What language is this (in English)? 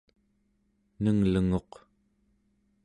Central Yupik